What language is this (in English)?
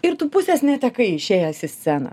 Lithuanian